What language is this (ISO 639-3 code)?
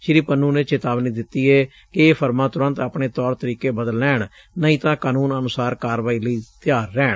pan